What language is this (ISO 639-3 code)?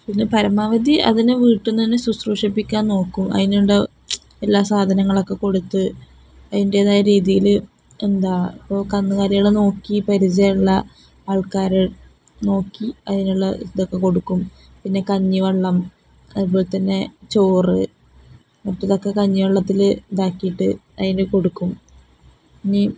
mal